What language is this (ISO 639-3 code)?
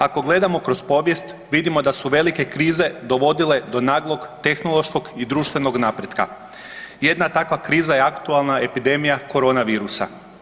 hrv